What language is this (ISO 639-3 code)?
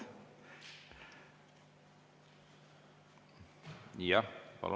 est